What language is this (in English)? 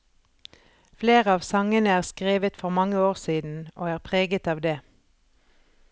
Norwegian